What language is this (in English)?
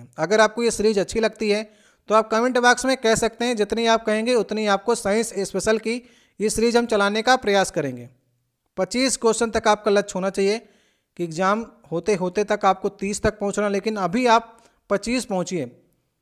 Hindi